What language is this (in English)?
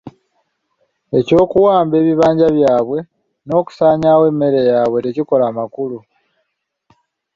Ganda